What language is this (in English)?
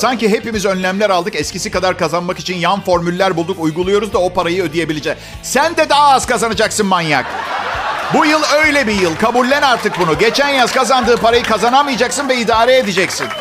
Turkish